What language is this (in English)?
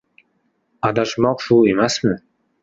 Uzbek